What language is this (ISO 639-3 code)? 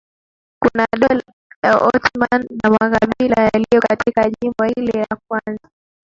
swa